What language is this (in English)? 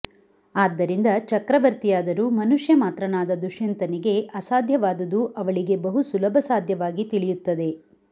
Kannada